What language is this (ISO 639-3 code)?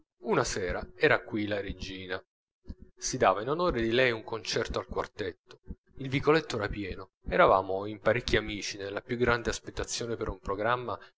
ita